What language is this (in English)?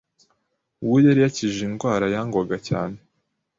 Kinyarwanda